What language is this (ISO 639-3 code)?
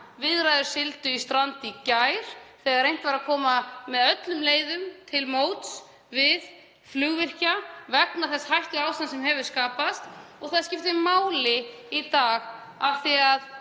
isl